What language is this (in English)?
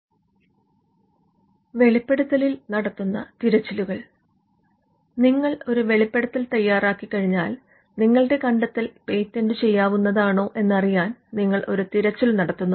Malayalam